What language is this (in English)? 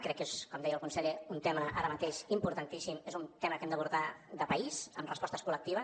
Catalan